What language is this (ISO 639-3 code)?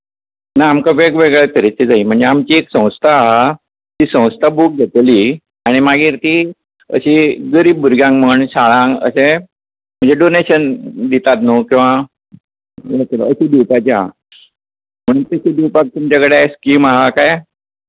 kok